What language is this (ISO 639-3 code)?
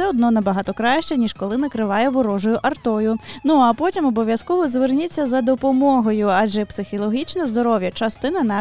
ukr